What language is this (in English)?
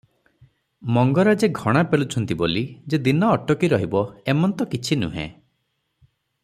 Odia